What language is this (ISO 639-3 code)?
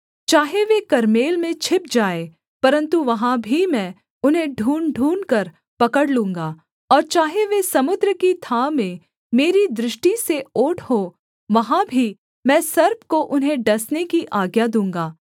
hin